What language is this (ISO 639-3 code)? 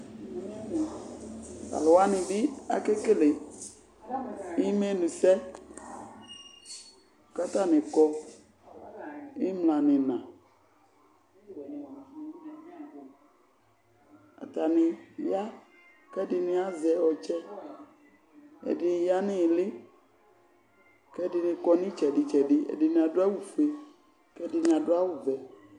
kpo